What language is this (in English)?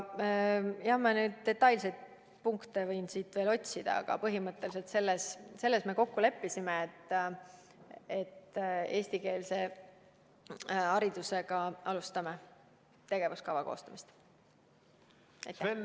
Estonian